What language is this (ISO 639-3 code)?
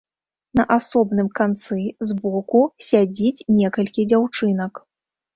bel